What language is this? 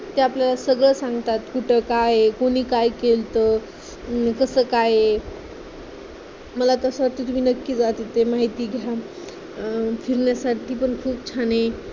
Marathi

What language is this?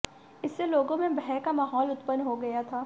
Hindi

